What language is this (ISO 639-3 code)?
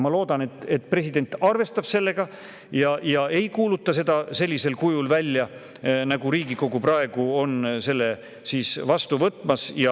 est